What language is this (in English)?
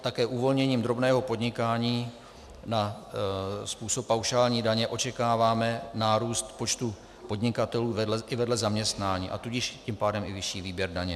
Czech